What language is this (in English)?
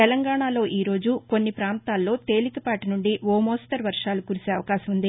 Telugu